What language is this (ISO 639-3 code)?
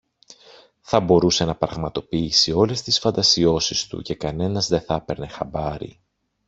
ell